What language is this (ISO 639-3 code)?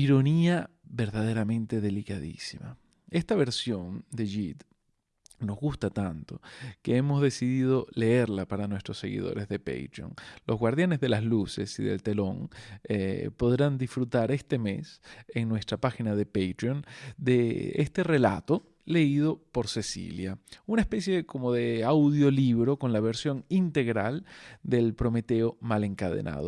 spa